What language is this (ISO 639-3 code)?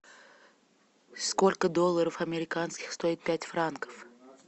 rus